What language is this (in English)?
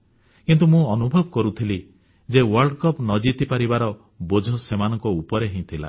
Odia